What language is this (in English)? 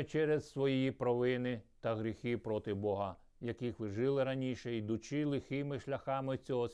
Ukrainian